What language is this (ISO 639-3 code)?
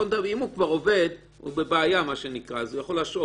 heb